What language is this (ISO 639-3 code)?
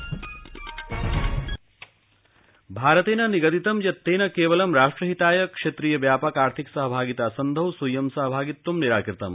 san